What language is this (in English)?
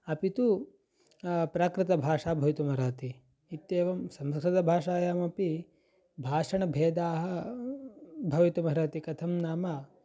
Sanskrit